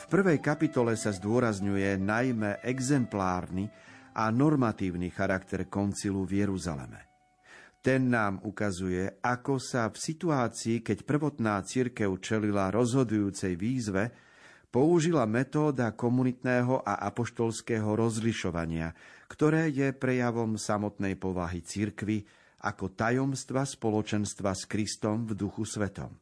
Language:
Slovak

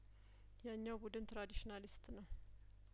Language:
Amharic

